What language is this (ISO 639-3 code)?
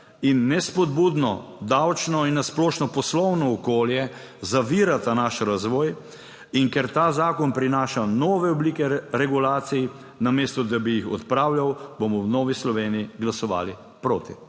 slv